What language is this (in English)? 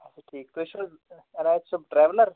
Kashmiri